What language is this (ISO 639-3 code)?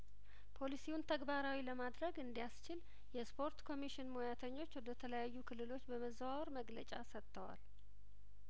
amh